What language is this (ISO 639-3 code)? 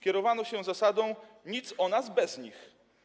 pol